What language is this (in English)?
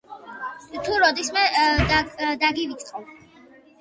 Georgian